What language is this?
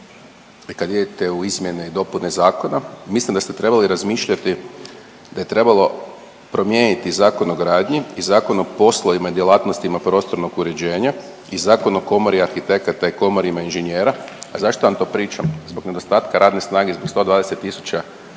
Croatian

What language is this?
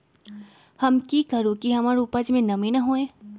Magahi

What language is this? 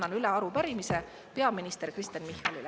Estonian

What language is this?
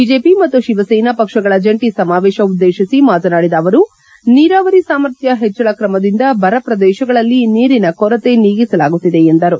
Kannada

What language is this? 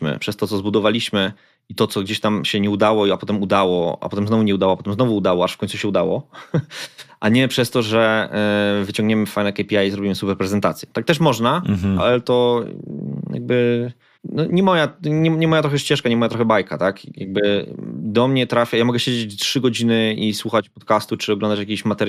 Polish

